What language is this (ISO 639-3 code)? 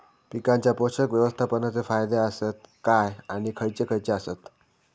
mar